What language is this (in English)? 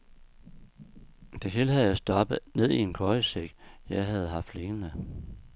Danish